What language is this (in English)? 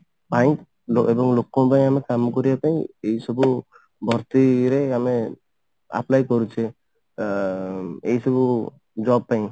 Odia